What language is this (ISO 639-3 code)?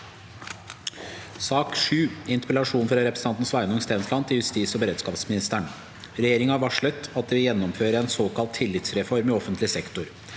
nor